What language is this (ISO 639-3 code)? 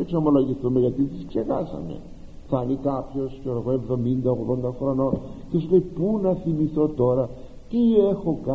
ell